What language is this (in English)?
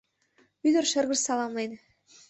Mari